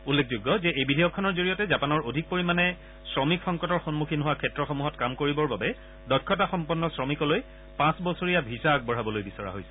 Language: Assamese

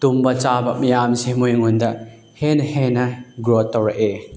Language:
Manipuri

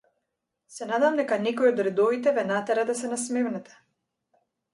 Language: Macedonian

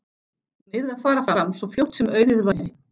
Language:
Icelandic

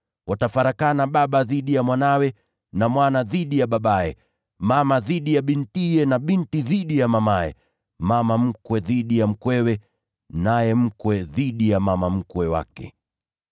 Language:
Swahili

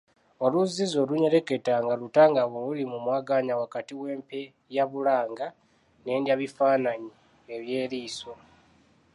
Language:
Ganda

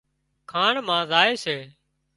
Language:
Wadiyara Koli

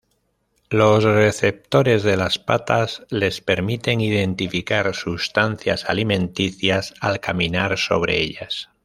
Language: Spanish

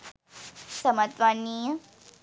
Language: Sinhala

